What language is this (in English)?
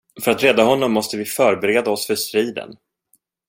Swedish